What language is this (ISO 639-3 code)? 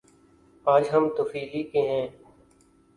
urd